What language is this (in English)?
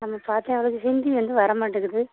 Tamil